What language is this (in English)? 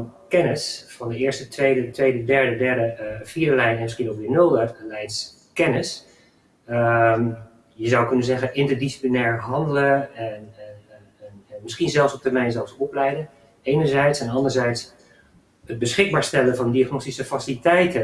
Dutch